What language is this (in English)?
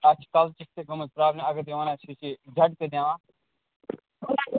Kashmiri